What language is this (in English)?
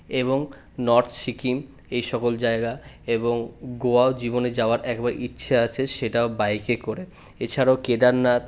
Bangla